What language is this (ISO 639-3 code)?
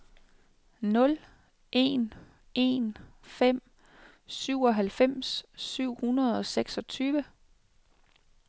dan